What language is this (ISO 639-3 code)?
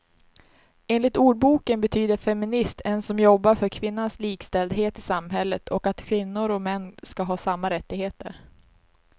swe